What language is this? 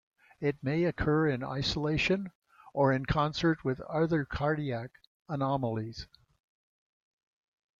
English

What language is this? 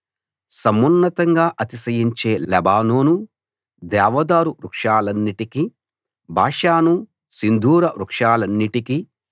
Telugu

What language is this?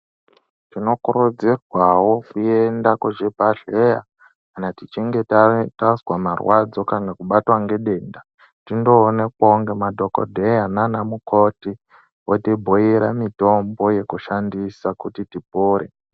Ndau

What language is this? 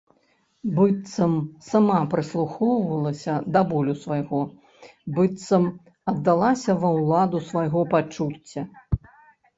Belarusian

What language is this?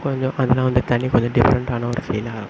Tamil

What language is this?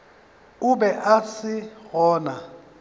Northern Sotho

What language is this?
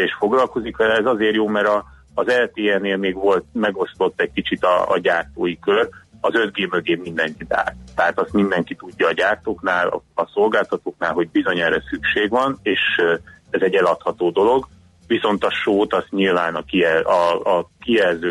Hungarian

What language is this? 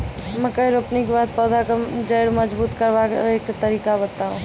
Maithili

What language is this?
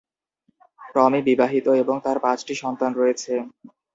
Bangla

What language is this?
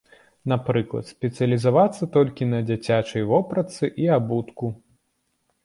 Belarusian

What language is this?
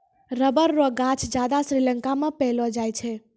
Maithili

